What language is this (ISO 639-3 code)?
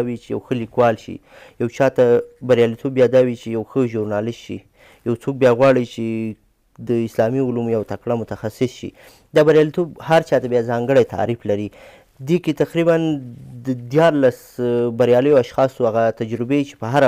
fas